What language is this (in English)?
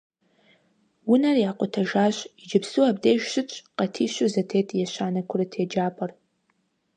Kabardian